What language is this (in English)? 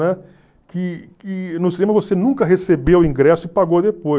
Portuguese